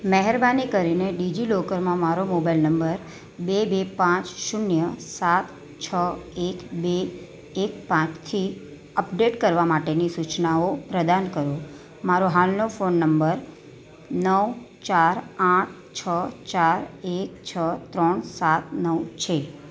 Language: Gujarati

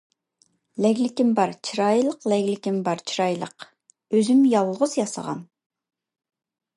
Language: Uyghur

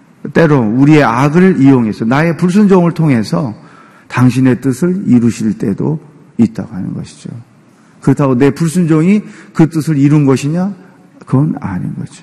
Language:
Korean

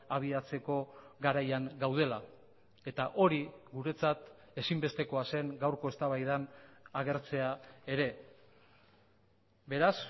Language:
Basque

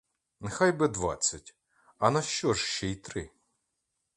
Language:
Ukrainian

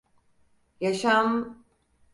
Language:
Turkish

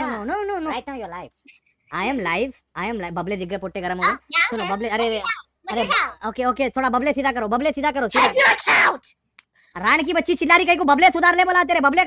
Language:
Thai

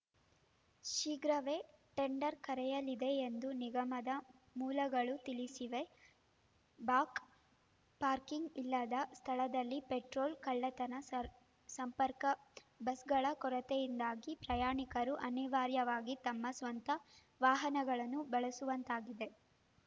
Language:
Kannada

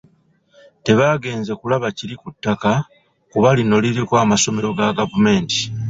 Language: Ganda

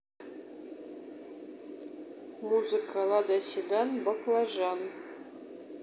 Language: Russian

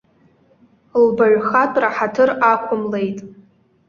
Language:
Abkhazian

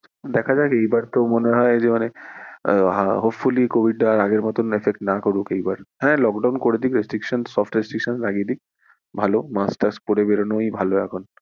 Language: Bangla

